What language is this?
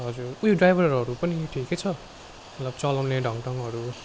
Nepali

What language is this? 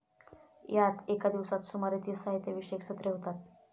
Marathi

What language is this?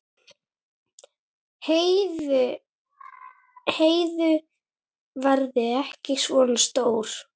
Icelandic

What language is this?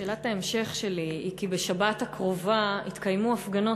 Hebrew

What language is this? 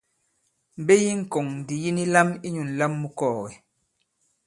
Bankon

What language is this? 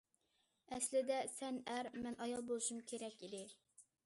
Uyghur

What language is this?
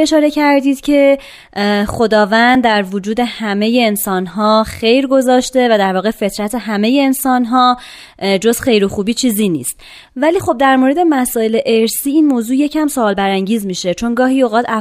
Persian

